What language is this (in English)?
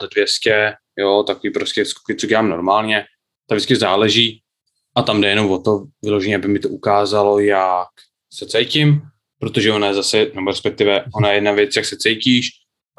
Czech